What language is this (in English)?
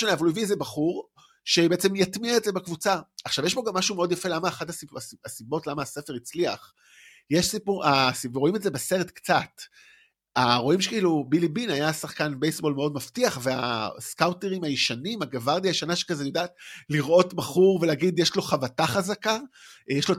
Hebrew